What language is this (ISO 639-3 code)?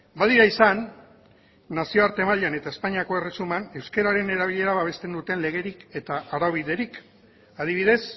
eus